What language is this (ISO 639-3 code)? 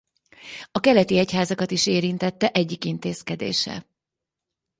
hun